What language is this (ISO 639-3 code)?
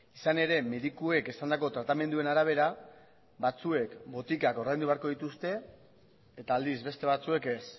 eus